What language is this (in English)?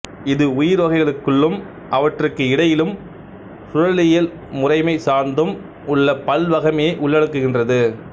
Tamil